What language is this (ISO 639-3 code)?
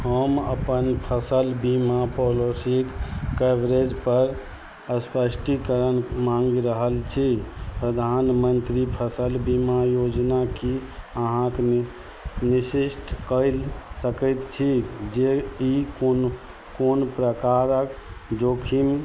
mai